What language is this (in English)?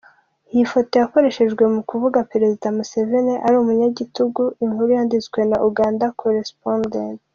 Kinyarwanda